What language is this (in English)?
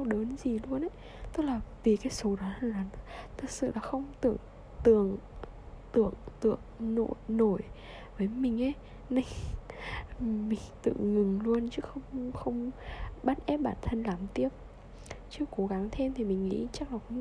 Vietnamese